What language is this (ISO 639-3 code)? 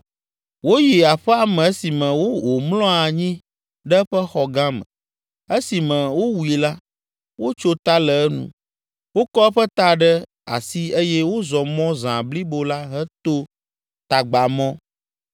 ewe